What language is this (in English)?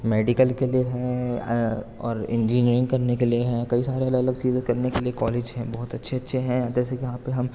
Urdu